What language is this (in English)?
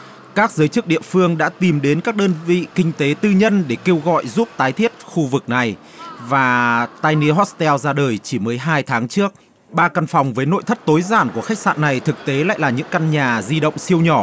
Vietnamese